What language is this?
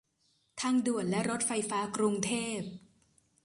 Thai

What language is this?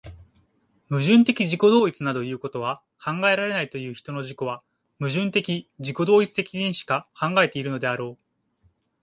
Japanese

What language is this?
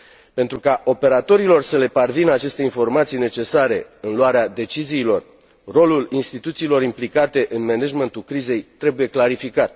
Romanian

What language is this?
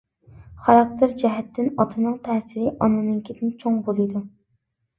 Uyghur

